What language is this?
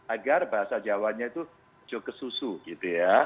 Indonesian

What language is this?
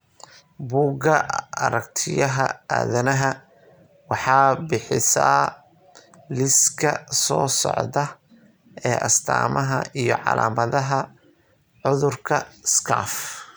Somali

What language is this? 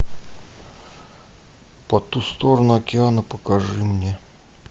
Russian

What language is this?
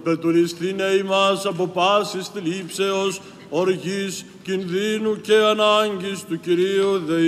Greek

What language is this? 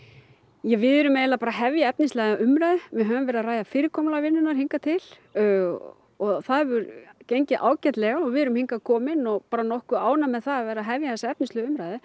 Icelandic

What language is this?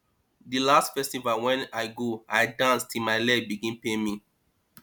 Nigerian Pidgin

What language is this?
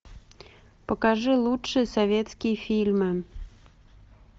Russian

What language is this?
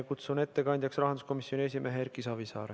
Estonian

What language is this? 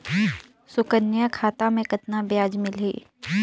Chhattisgarhi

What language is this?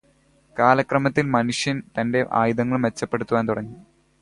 Malayalam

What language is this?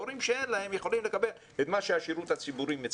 Hebrew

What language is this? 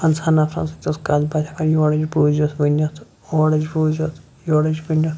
Kashmiri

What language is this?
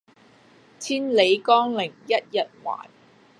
Cantonese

